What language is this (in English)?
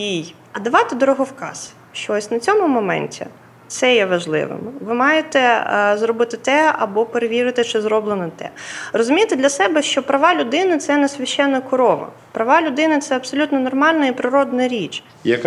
Ukrainian